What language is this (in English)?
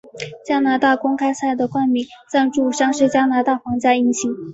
Chinese